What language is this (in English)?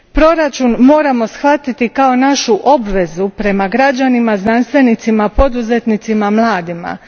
Croatian